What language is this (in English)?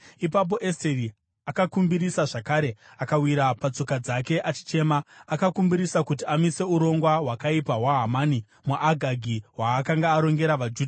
Shona